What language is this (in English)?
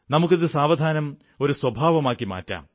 Malayalam